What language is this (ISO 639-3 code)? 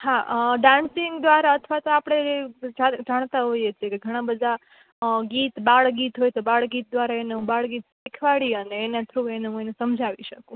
guj